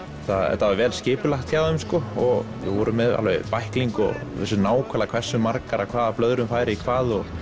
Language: Icelandic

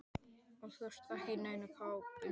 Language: Icelandic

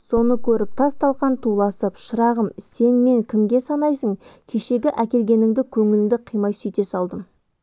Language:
Kazakh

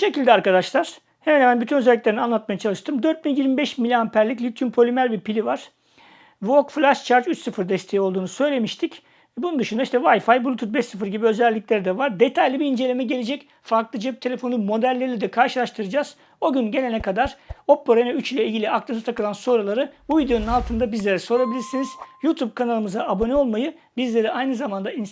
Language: Turkish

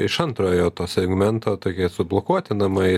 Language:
Lithuanian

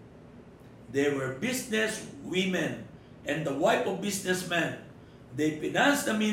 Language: Filipino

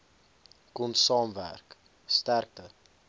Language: Afrikaans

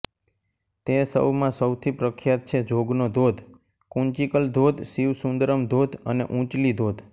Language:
Gujarati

